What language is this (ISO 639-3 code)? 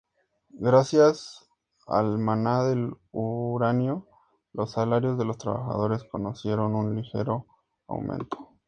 spa